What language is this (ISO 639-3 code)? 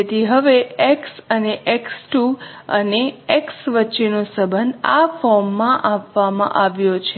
guj